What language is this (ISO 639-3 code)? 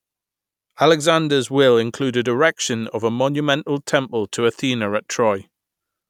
eng